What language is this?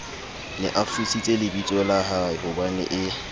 Southern Sotho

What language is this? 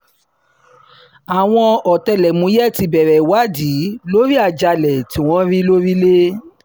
Yoruba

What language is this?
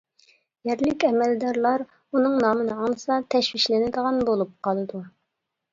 Uyghur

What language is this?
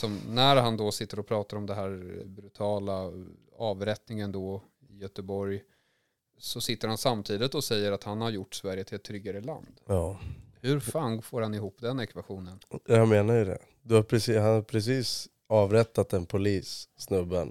Swedish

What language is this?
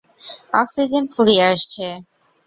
Bangla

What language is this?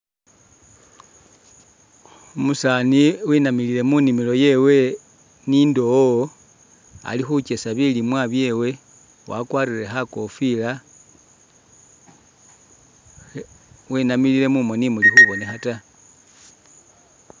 Masaaba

